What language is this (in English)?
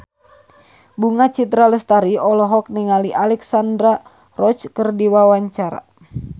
Sundanese